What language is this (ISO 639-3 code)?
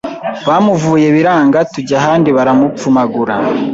kin